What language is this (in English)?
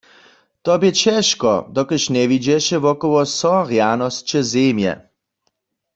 Upper Sorbian